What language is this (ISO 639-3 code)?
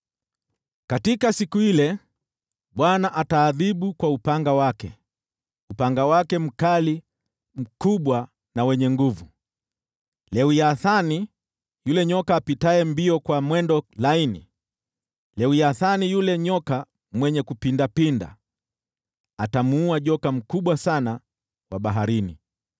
swa